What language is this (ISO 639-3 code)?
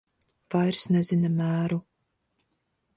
lav